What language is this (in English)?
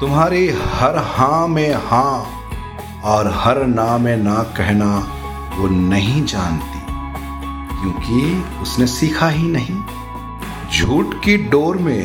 Hindi